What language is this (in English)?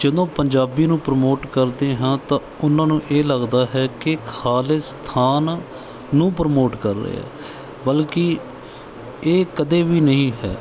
Punjabi